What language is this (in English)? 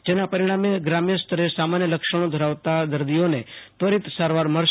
Gujarati